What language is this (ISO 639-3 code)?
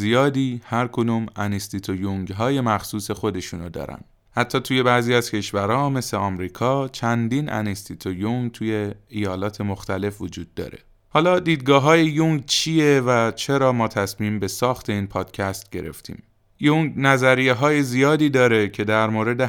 fas